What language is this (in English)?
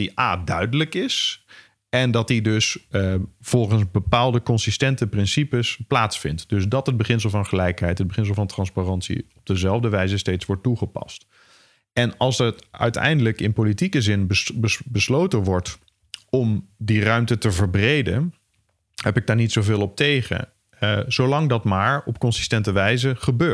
Dutch